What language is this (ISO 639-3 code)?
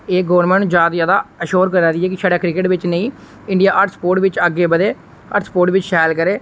doi